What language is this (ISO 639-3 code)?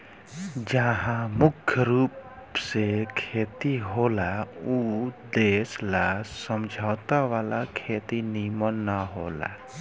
bho